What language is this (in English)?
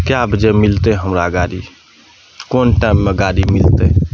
Maithili